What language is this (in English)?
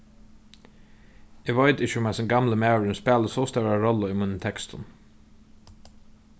Faroese